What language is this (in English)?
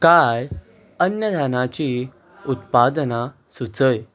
Konkani